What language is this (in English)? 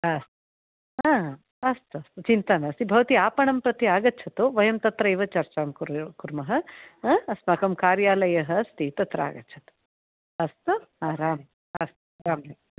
Sanskrit